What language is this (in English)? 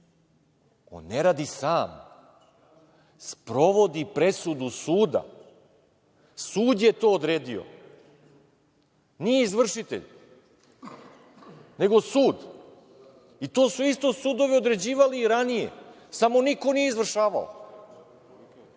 Serbian